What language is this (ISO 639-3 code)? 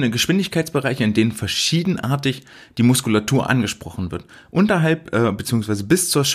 deu